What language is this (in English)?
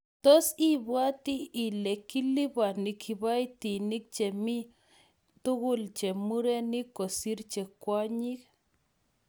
Kalenjin